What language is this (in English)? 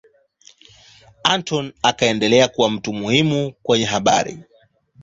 Swahili